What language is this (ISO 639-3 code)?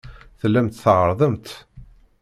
kab